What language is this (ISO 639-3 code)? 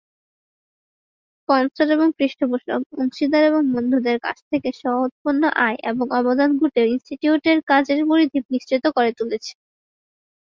ben